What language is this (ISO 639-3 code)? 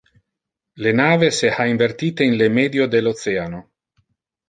ina